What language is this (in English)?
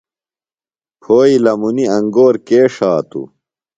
Phalura